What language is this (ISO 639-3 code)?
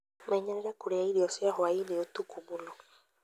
kik